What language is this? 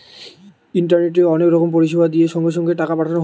Bangla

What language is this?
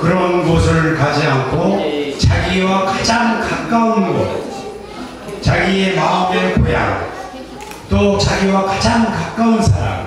Korean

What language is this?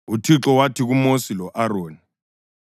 North Ndebele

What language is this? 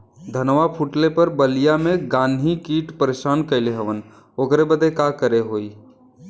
Bhojpuri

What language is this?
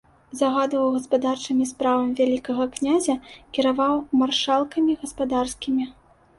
Belarusian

